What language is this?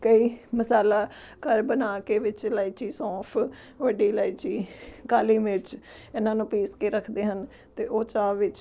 Punjabi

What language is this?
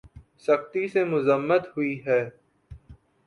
Urdu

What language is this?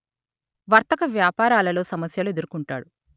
Telugu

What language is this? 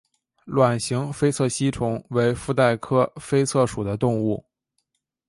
Chinese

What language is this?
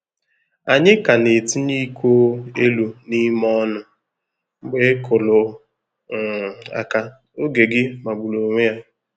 Igbo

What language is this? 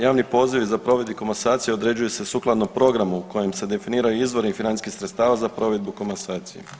Croatian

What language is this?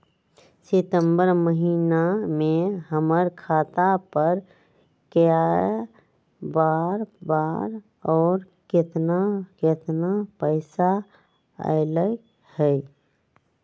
Magahi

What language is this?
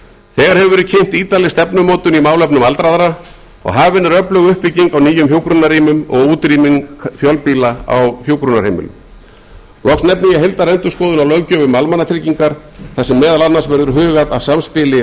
Icelandic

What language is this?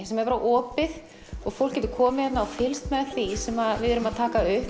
Icelandic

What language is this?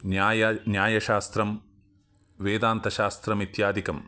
Sanskrit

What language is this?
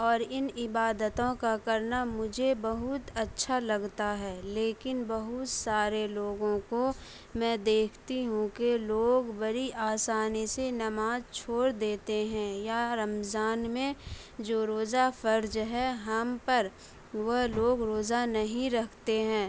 Urdu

